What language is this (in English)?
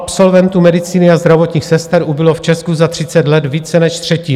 Czech